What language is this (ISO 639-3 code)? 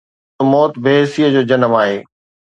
snd